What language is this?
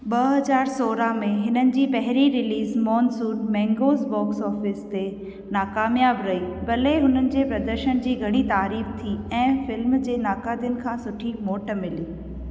Sindhi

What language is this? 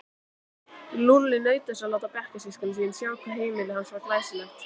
Icelandic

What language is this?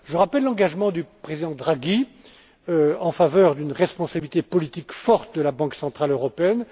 French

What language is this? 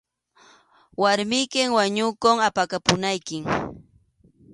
Arequipa-La Unión Quechua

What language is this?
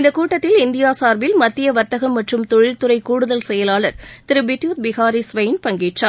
Tamil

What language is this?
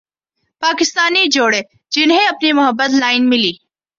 Urdu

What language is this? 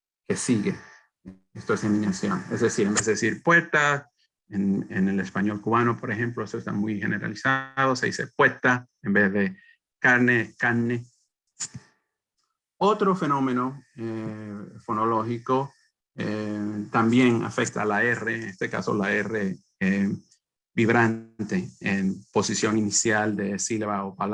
Spanish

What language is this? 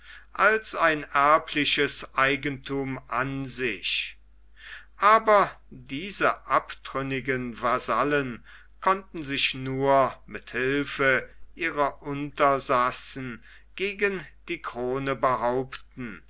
German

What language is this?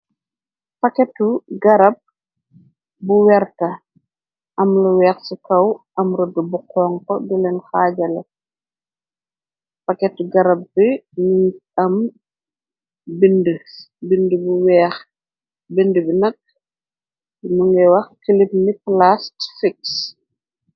Wolof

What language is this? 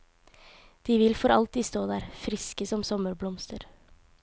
Norwegian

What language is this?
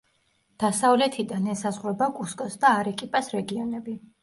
Georgian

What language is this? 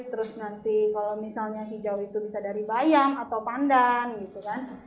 Indonesian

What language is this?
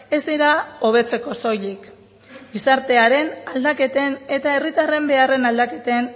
Basque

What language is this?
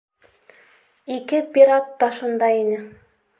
Bashkir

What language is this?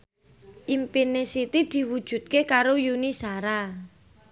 Javanese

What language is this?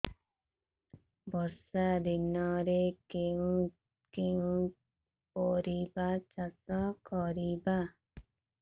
Odia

